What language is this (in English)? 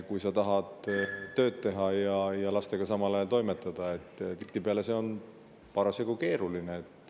Estonian